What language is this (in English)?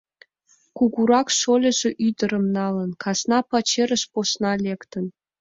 Mari